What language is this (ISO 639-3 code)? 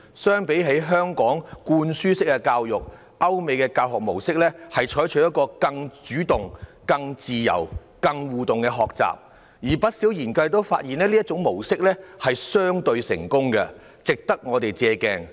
yue